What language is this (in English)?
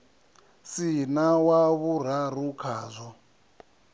Venda